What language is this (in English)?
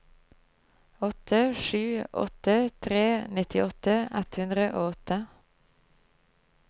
Norwegian